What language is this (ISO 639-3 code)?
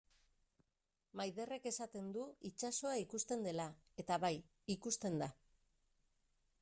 eus